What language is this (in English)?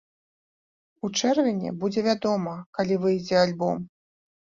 Belarusian